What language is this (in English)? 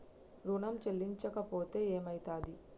Telugu